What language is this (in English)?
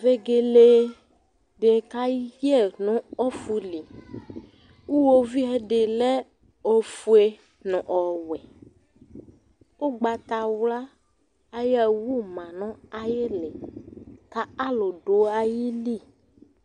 Ikposo